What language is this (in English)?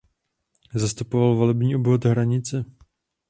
Czech